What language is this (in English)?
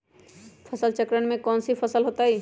Magahi